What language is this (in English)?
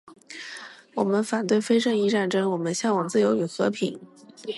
Chinese